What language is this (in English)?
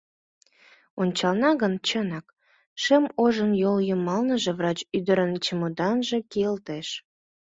Mari